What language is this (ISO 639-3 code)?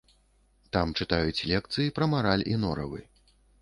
bel